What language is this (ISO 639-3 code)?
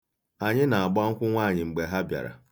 ibo